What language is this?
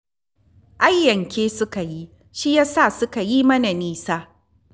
Hausa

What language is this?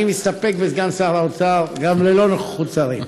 Hebrew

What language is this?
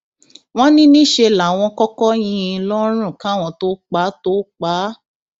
Yoruba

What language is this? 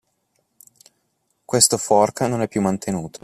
Italian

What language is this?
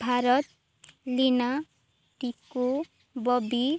Odia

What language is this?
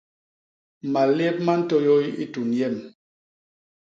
Basaa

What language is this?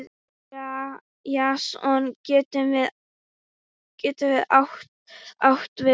Icelandic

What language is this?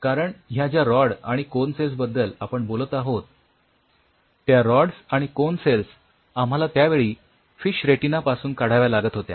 Marathi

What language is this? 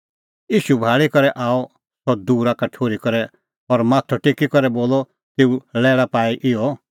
Kullu Pahari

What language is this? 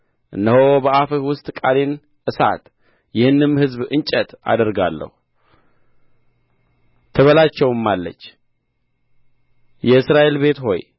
Amharic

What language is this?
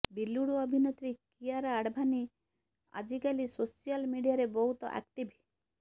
Odia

